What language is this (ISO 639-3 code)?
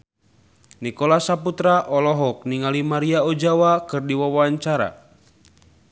sun